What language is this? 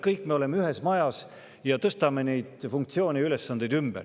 Estonian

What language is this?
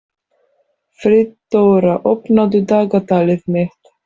Icelandic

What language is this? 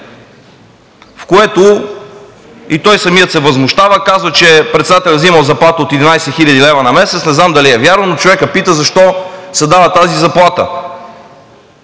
Bulgarian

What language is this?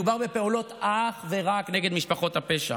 Hebrew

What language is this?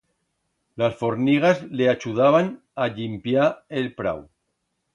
Aragonese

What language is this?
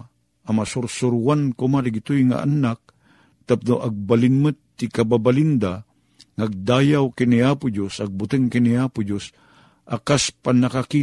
Filipino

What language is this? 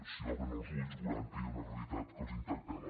Catalan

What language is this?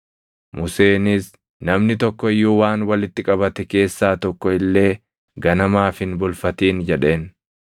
Oromo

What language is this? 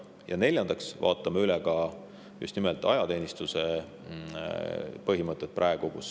Estonian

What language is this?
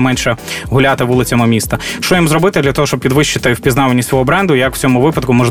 Ukrainian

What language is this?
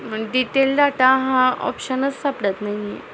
Marathi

